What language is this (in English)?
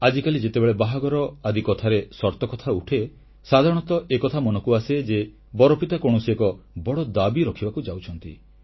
Odia